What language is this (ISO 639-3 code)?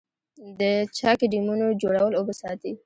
pus